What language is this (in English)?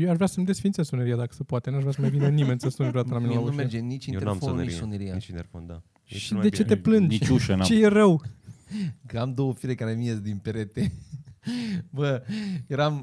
Romanian